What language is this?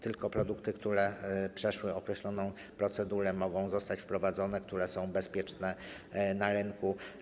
Polish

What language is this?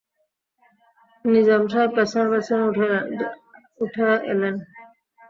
Bangla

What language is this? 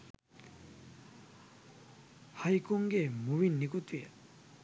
Sinhala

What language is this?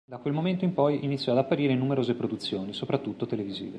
Italian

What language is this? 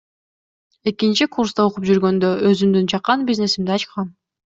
Kyrgyz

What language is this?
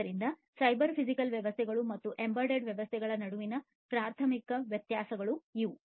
Kannada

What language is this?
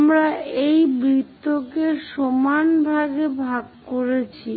Bangla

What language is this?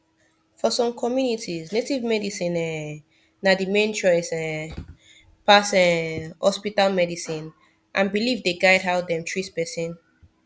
Nigerian Pidgin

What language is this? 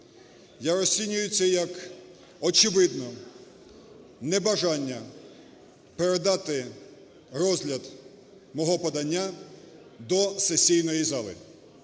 Ukrainian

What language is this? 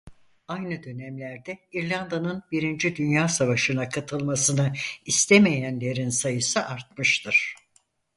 Turkish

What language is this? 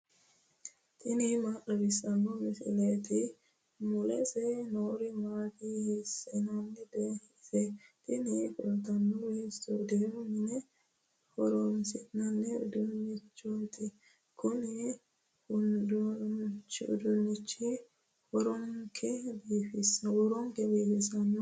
Sidamo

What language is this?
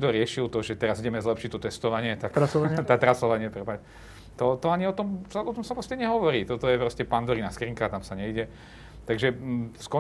Slovak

